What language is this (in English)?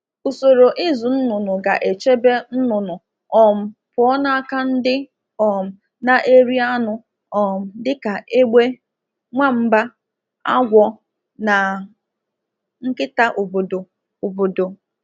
Igbo